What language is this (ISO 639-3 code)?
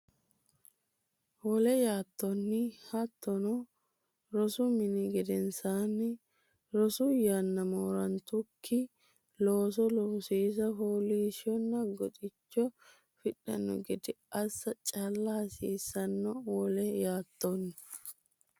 sid